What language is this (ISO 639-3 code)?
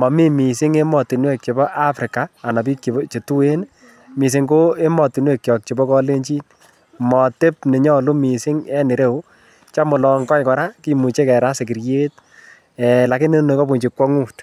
kln